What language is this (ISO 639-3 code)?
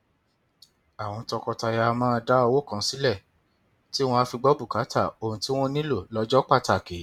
yor